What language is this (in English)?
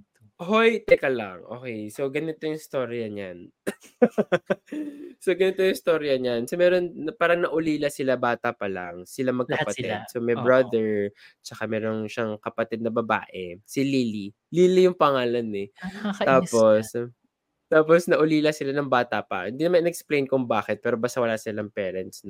Filipino